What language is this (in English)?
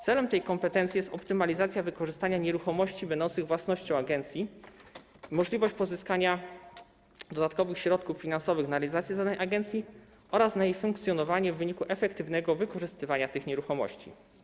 Polish